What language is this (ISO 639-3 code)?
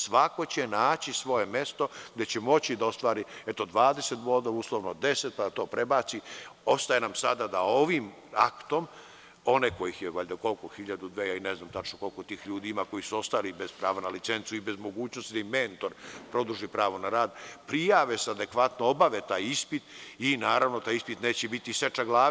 srp